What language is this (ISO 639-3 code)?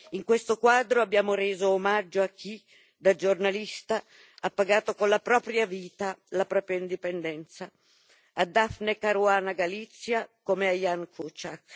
ita